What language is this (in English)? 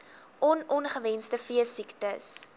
Afrikaans